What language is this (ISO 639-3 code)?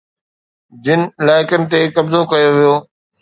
snd